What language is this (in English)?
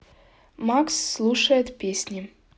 Russian